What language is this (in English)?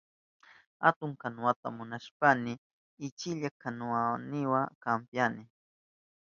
Southern Pastaza Quechua